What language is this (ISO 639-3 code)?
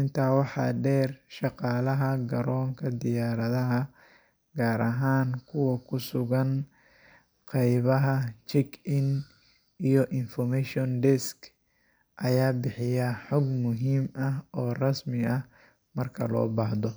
som